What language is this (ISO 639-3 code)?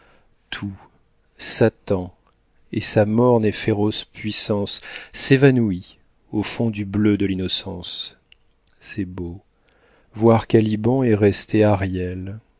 fra